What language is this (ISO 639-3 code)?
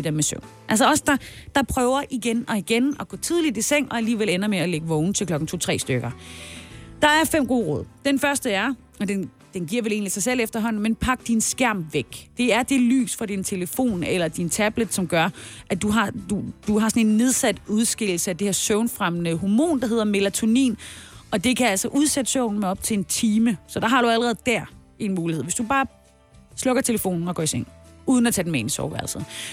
dan